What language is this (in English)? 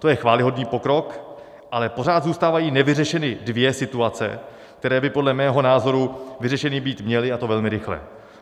Czech